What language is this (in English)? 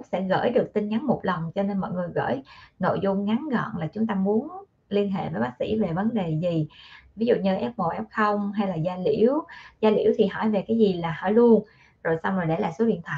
Vietnamese